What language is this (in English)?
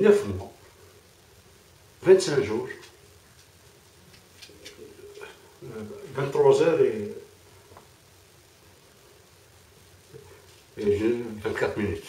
Arabic